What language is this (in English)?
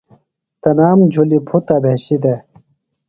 Phalura